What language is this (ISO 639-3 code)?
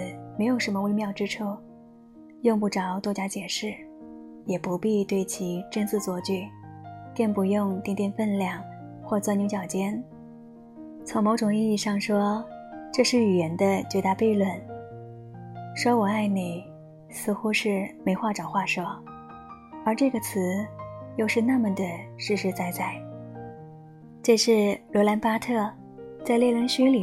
zho